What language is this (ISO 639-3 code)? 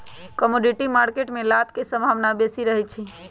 mag